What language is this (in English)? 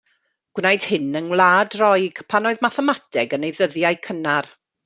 Welsh